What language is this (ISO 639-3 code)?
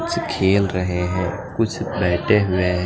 hin